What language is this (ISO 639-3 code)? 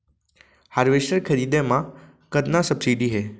hne